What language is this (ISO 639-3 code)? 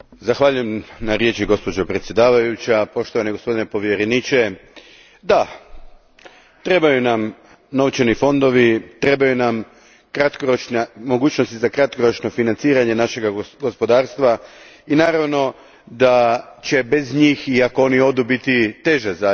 hrv